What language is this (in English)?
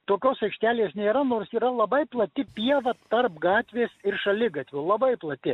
Lithuanian